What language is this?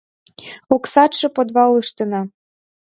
Mari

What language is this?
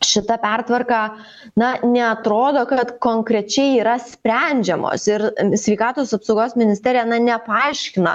Lithuanian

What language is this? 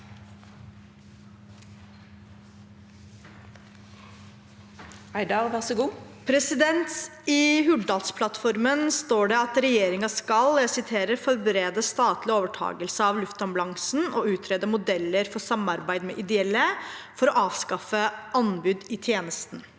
Norwegian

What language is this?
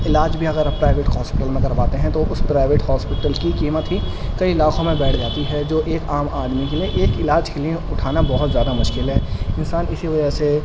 Urdu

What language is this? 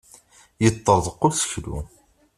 Kabyle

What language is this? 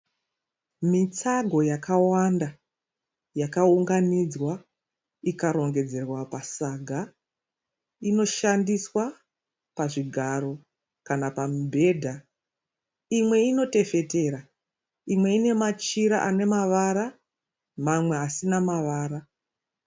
Shona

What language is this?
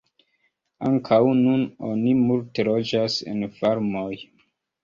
Esperanto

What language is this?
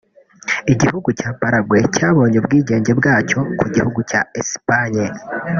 Kinyarwanda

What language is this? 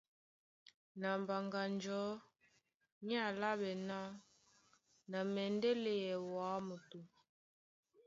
Duala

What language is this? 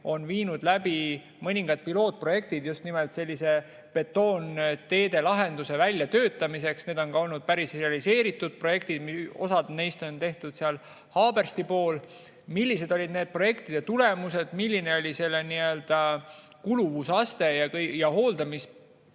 Estonian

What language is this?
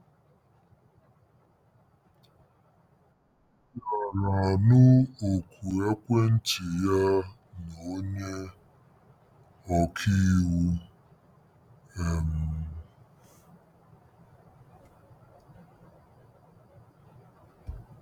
Igbo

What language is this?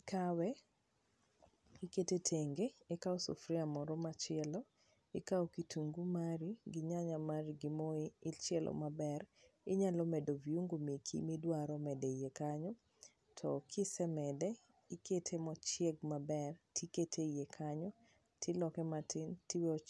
Luo (Kenya and Tanzania)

